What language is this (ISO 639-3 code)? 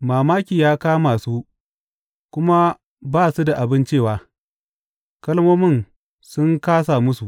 hau